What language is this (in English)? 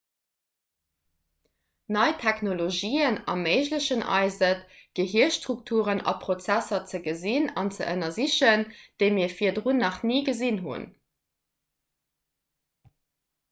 Luxembourgish